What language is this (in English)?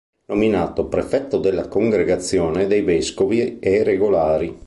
Italian